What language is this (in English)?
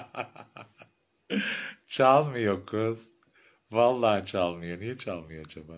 Turkish